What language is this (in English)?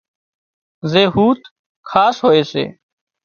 Wadiyara Koli